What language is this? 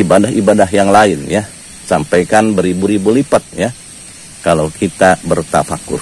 Indonesian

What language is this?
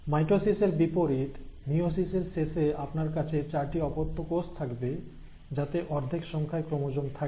Bangla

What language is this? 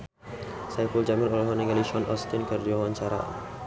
Sundanese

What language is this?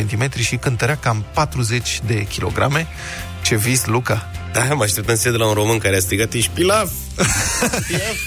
Romanian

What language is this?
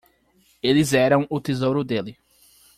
Portuguese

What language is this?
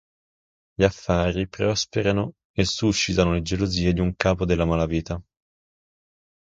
Italian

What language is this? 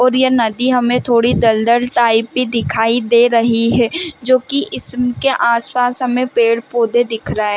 Hindi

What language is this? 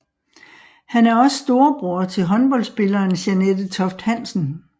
Danish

